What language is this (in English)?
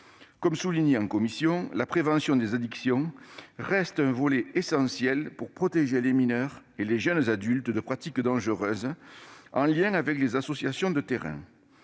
French